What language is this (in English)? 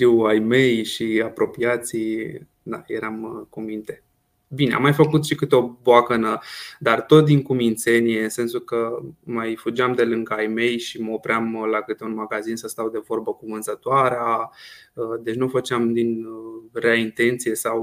Romanian